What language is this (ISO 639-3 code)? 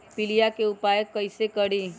mag